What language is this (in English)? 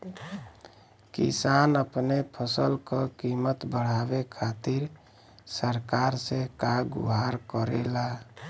Bhojpuri